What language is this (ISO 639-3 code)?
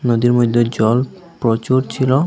ben